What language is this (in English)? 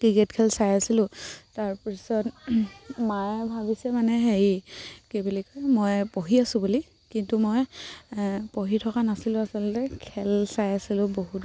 Assamese